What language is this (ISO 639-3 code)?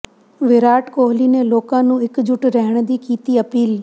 pan